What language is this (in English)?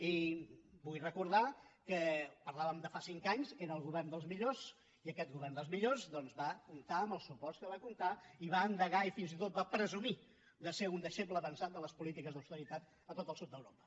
Catalan